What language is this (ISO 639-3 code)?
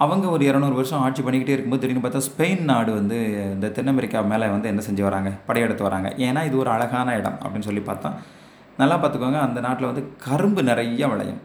tam